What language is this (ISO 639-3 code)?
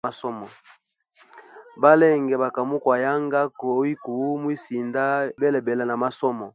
hem